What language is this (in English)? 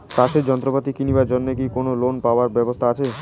Bangla